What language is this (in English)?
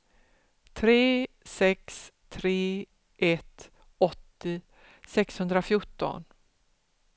Swedish